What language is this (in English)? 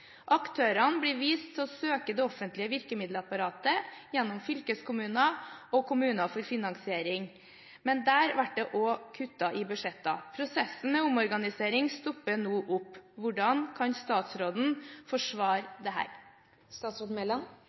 Norwegian Nynorsk